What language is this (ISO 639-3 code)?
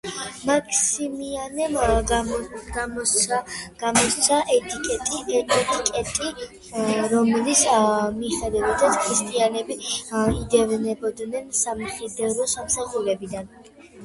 kat